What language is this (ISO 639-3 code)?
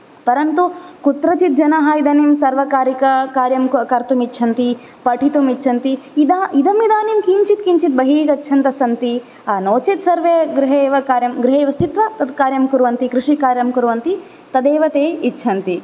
san